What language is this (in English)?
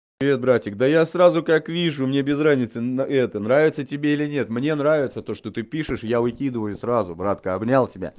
Russian